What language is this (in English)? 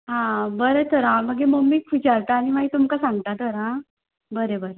Konkani